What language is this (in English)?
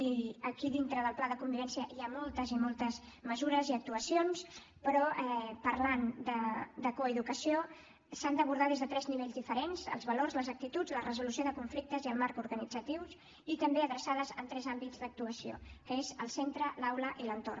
Catalan